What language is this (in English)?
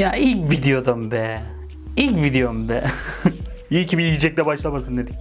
Turkish